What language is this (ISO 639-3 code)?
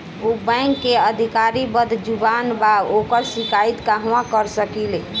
bho